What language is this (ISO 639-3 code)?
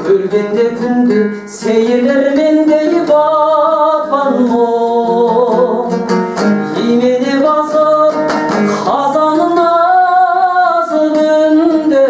tur